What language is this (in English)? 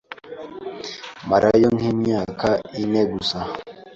Kinyarwanda